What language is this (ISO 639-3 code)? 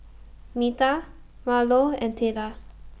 eng